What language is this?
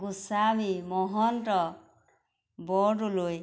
Assamese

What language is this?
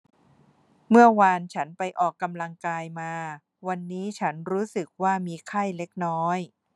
Thai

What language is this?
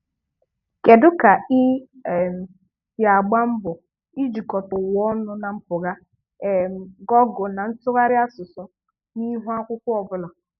Igbo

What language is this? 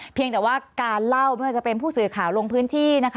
Thai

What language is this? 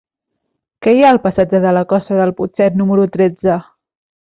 Catalan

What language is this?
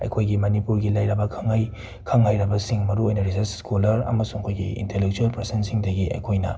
Manipuri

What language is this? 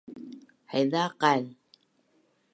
Bunun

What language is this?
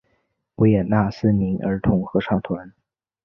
Chinese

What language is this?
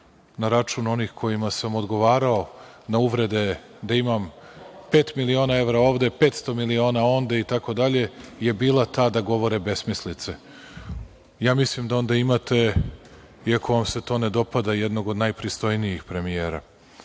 Serbian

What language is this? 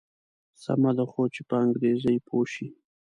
Pashto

